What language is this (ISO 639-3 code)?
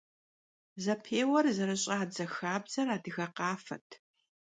kbd